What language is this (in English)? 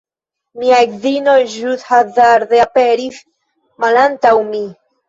Esperanto